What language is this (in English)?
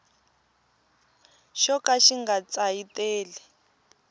Tsonga